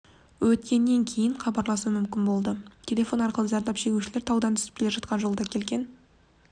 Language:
Kazakh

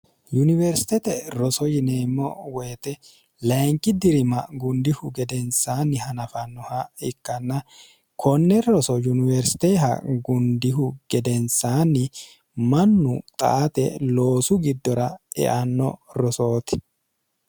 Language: Sidamo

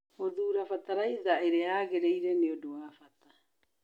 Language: Kikuyu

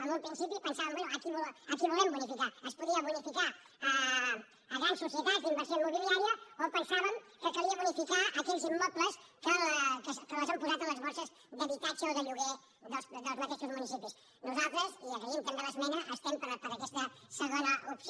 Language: Catalan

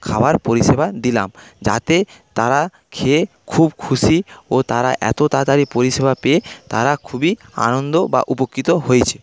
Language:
Bangla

